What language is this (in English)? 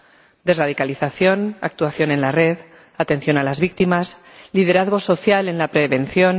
Spanish